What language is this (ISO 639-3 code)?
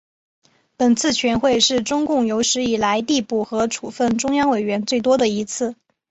zho